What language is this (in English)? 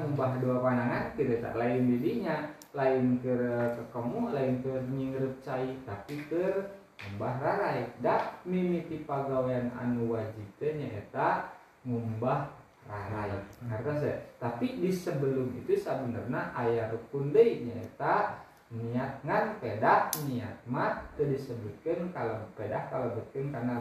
Indonesian